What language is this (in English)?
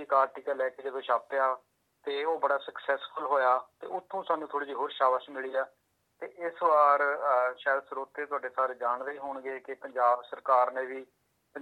Punjabi